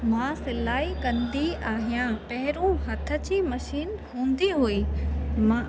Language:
Sindhi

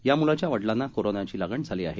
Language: Marathi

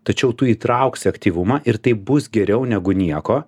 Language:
Lithuanian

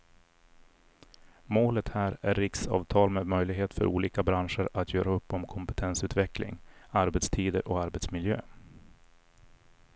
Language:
Swedish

